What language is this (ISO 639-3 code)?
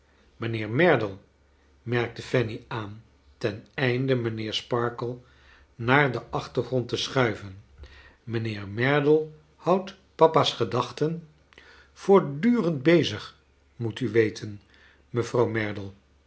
nld